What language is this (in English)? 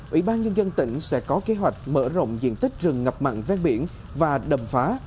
Vietnamese